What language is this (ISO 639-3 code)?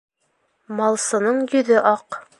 bak